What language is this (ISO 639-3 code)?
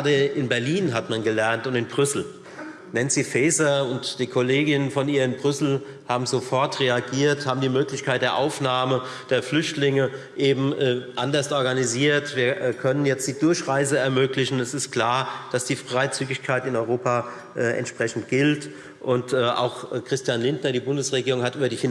deu